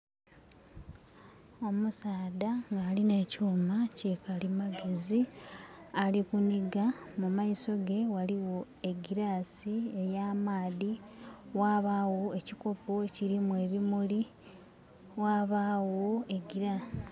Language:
Soga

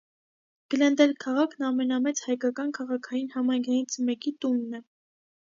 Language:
Armenian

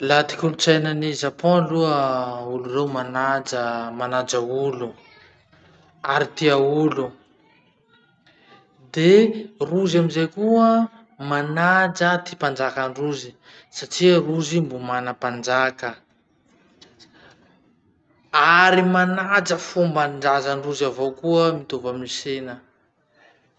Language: Masikoro Malagasy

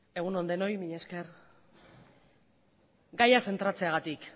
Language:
Basque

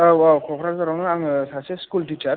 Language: Bodo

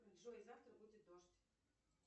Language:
Russian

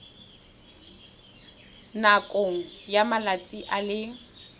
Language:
Tswana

